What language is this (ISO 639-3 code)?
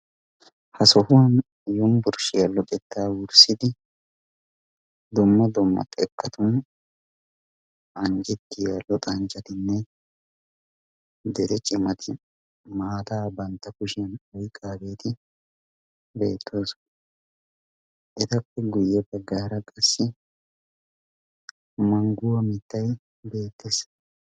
wal